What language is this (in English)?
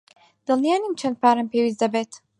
Central Kurdish